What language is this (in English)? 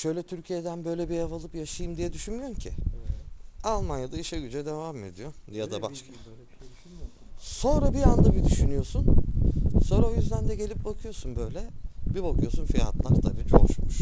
Turkish